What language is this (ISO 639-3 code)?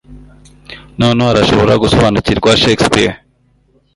kin